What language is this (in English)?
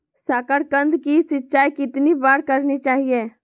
Magahi